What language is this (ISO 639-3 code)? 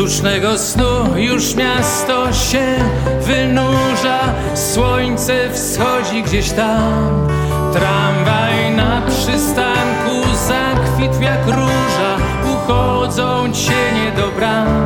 pol